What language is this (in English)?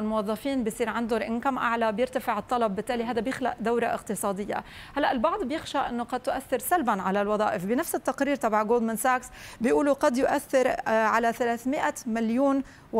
Arabic